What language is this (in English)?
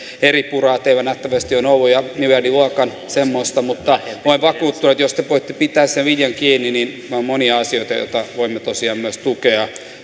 Finnish